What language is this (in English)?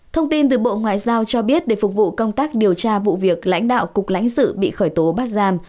Vietnamese